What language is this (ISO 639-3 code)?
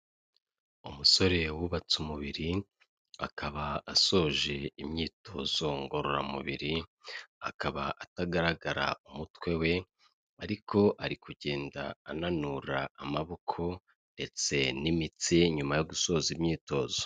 kin